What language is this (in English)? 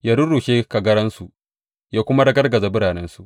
Hausa